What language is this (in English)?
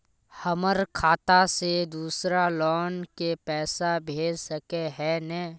Magahi